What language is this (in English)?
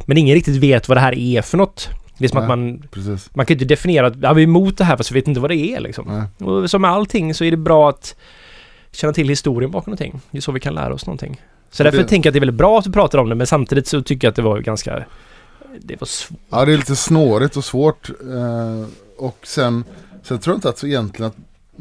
Swedish